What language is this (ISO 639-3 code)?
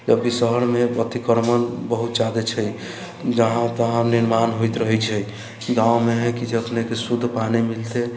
mai